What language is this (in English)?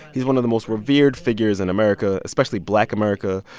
English